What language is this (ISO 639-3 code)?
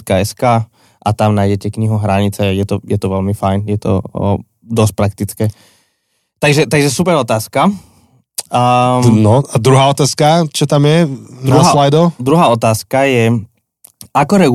slk